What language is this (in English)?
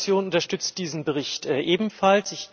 German